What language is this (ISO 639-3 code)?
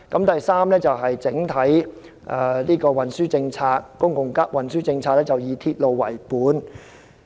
yue